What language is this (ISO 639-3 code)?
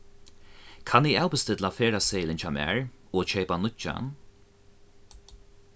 fao